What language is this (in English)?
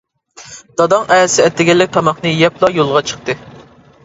Uyghur